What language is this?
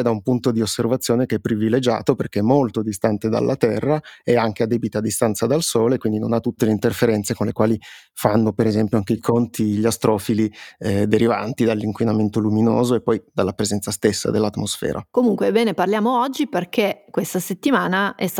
Italian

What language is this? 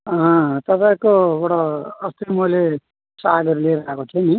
Nepali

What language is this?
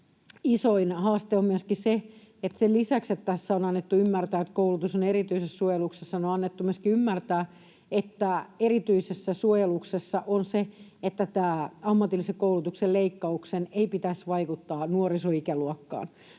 Finnish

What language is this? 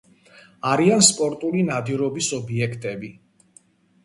Georgian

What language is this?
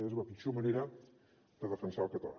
Catalan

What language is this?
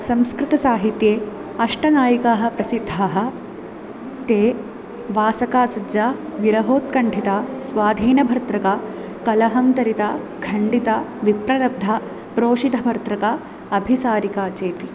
Sanskrit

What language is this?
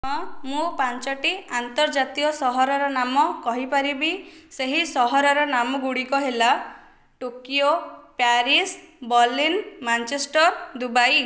Odia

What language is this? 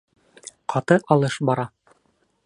Bashkir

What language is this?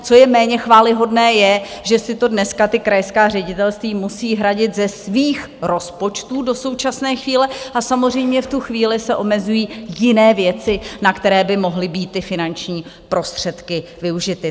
Czech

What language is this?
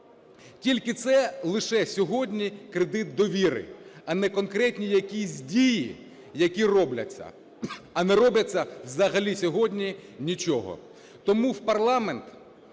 Ukrainian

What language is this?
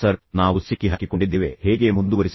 Kannada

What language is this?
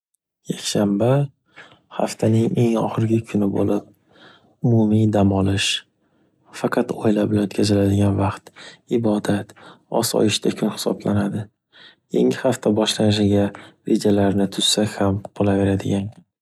Uzbek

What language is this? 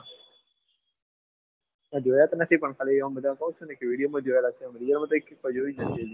Gujarati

